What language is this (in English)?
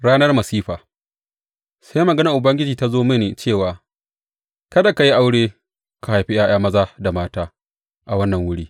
Hausa